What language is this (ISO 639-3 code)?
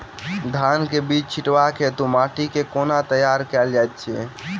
mai